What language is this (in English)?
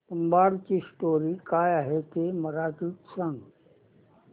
Marathi